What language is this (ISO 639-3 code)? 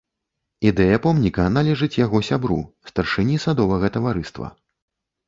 bel